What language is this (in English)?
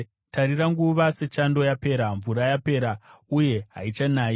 Shona